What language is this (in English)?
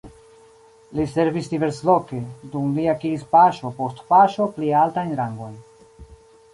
Esperanto